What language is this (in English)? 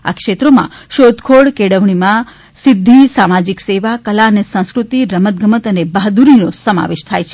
Gujarati